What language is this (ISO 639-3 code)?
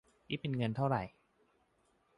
tha